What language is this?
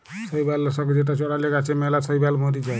Bangla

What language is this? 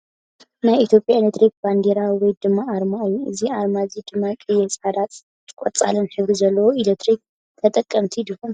Tigrinya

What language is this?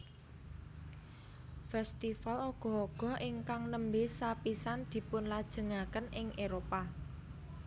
Javanese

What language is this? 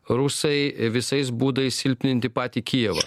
Lithuanian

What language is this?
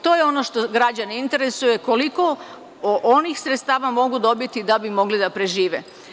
Serbian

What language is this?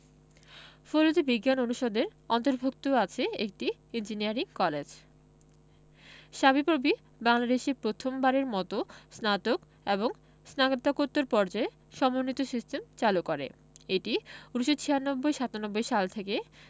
Bangla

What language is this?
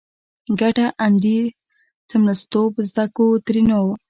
Pashto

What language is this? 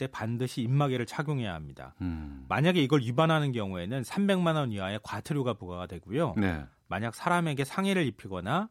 Korean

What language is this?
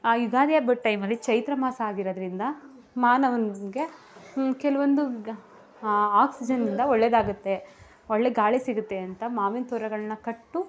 Kannada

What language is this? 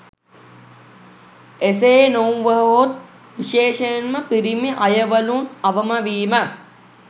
Sinhala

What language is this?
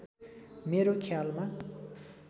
Nepali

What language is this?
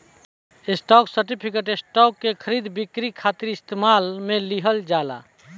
Bhojpuri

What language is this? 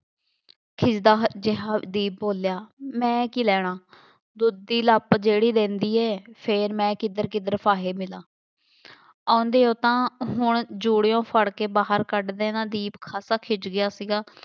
Punjabi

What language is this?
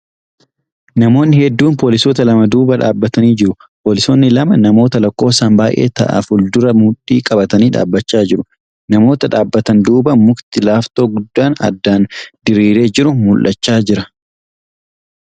Oromo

